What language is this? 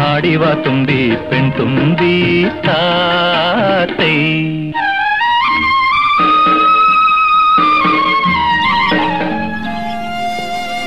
Malayalam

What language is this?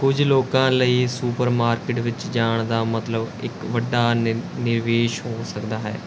Punjabi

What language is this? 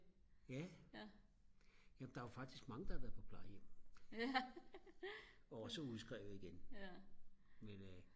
Danish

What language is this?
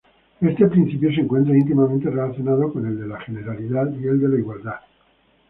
Spanish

